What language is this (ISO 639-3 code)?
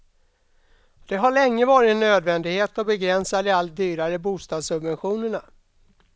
swe